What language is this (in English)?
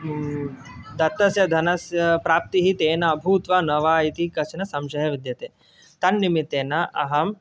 Sanskrit